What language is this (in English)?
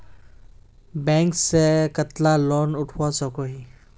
Magahi